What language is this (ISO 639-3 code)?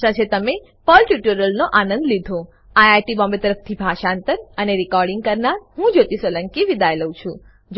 guj